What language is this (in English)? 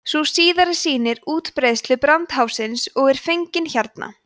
Icelandic